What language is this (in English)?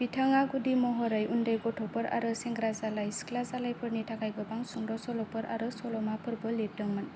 Bodo